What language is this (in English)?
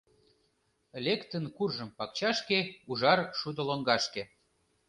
Mari